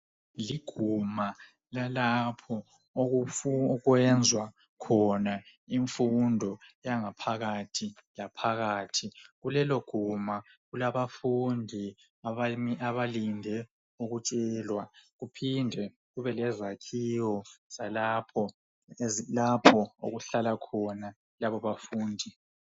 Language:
North Ndebele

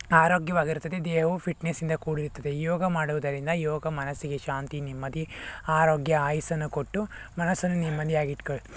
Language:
Kannada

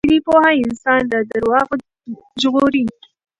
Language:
Pashto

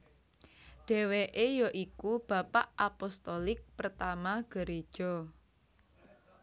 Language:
Javanese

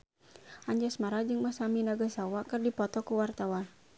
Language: Sundanese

